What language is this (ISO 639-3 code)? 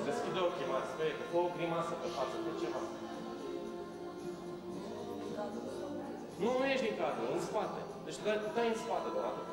ron